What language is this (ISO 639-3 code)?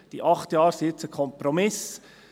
gsw